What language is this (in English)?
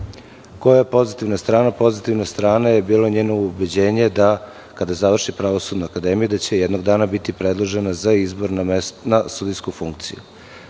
Serbian